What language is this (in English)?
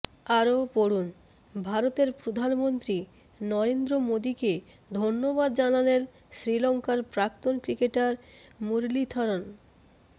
Bangla